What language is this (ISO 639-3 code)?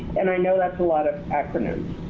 eng